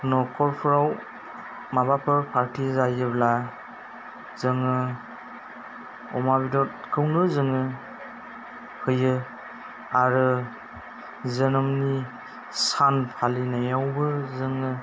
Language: Bodo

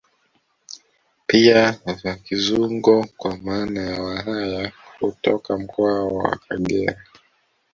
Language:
Swahili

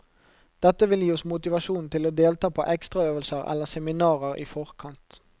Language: Norwegian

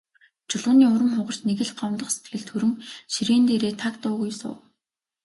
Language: Mongolian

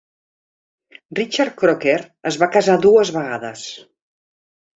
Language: Catalan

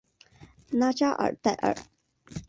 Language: Chinese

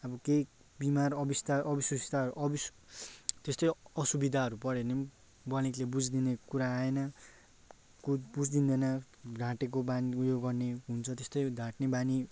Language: Nepali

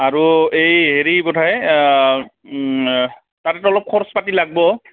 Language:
Assamese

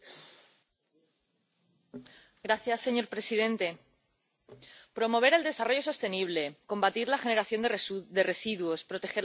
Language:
Spanish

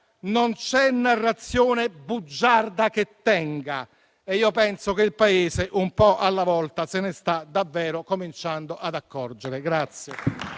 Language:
Italian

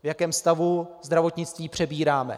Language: Czech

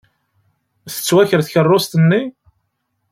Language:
Kabyle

